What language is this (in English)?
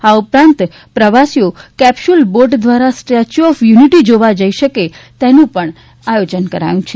Gujarati